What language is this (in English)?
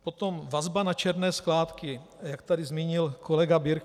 Czech